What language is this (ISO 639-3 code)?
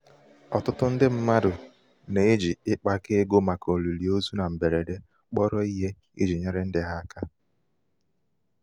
ibo